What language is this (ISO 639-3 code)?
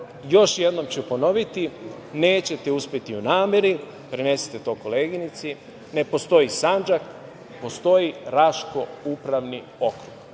srp